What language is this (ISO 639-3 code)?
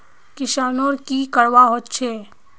mag